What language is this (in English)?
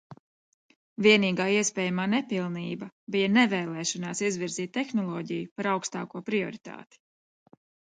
Latvian